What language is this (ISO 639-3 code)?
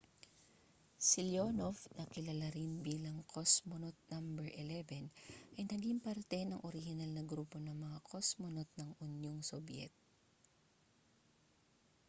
fil